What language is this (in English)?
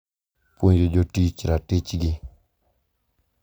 Luo (Kenya and Tanzania)